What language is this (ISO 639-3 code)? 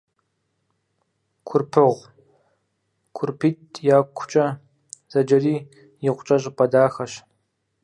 kbd